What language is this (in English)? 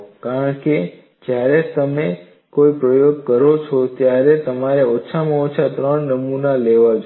Gujarati